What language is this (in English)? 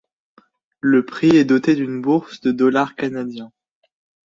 French